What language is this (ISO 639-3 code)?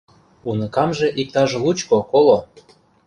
chm